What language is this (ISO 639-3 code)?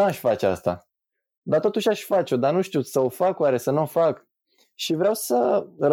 ron